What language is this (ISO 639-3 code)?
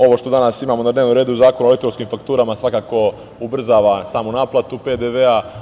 srp